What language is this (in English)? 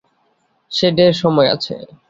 Bangla